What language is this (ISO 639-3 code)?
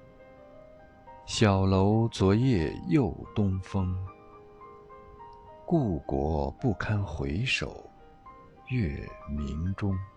zho